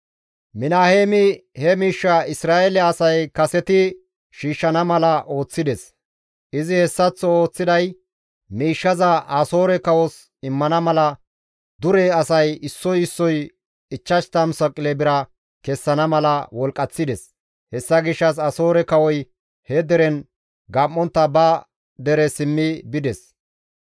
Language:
Gamo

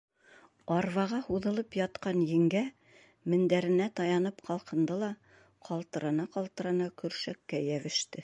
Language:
Bashkir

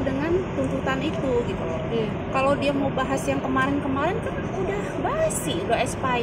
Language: Indonesian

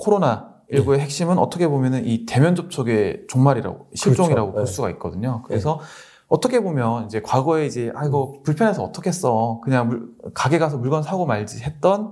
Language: Korean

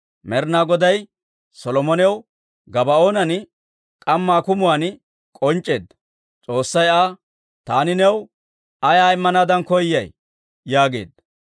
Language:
Dawro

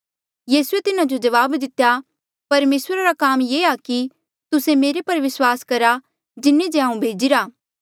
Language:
Mandeali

